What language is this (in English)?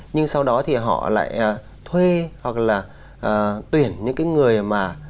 Vietnamese